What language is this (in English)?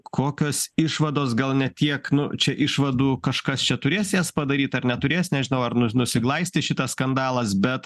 Lithuanian